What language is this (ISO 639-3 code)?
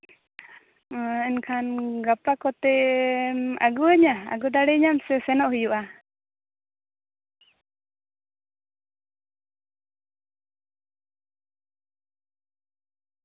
sat